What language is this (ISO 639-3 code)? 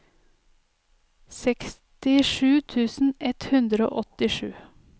nor